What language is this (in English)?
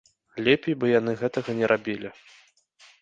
Belarusian